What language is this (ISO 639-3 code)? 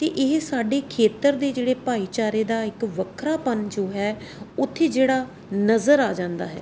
pan